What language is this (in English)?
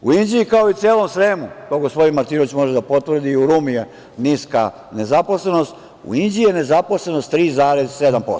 Serbian